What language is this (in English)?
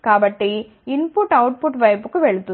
Telugu